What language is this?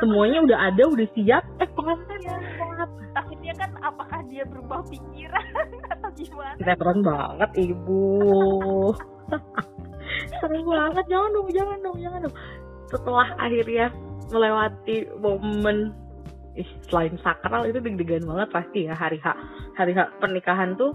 Indonesian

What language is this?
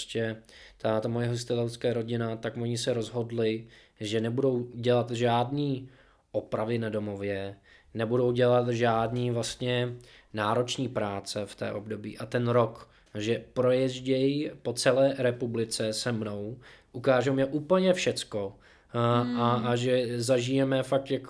Czech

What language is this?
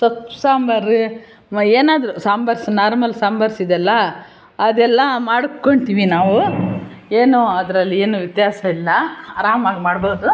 Kannada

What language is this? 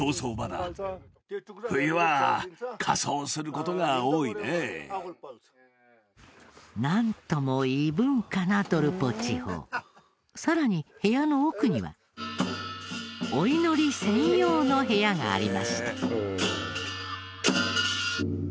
Japanese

